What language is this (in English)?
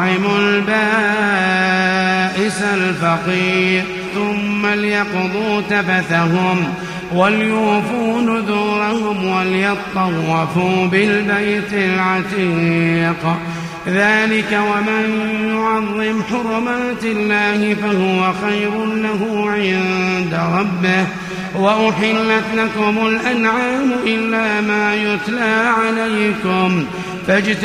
Arabic